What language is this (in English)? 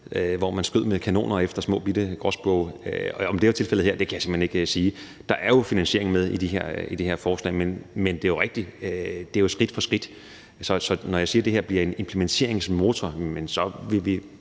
Danish